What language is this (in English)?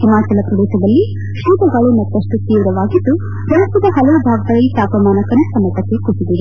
Kannada